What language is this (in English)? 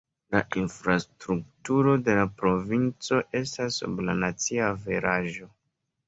Esperanto